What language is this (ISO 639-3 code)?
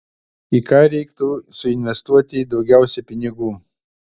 lit